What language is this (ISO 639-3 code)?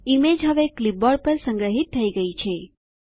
guj